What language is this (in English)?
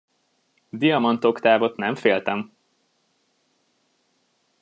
Hungarian